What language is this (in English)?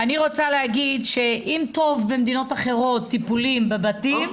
Hebrew